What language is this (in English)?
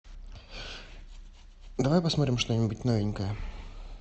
Russian